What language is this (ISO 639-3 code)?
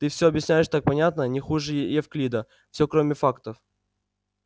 rus